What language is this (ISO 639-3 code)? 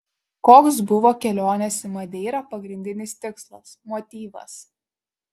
lit